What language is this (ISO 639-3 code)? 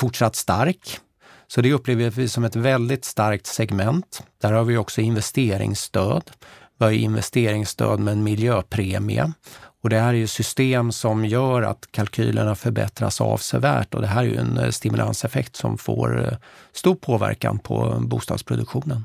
swe